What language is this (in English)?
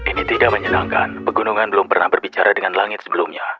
Indonesian